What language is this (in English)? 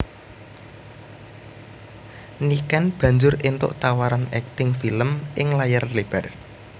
Javanese